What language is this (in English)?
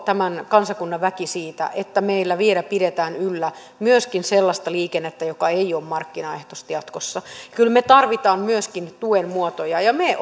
Finnish